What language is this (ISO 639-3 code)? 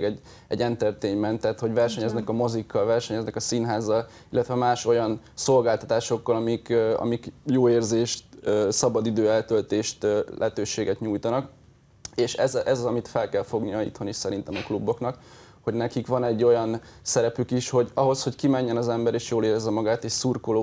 hun